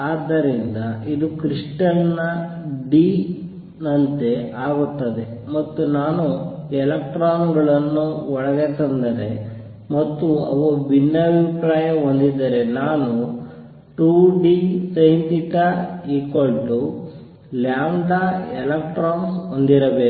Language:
Kannada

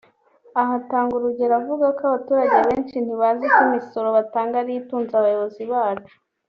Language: Kinyarwanda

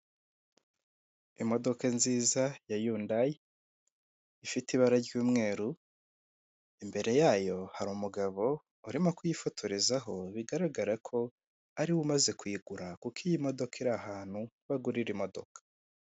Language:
Kinyarwanda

